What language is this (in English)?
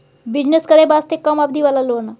Maithili